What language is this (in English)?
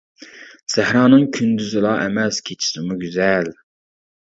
Uyghur